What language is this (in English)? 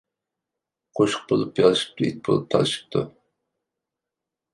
Uyghur